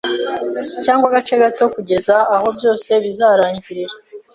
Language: Kinyarwanda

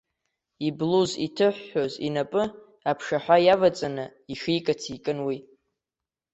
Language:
Abkhazian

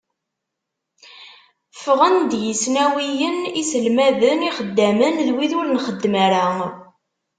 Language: Kabyle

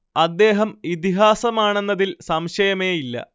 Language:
Malayalam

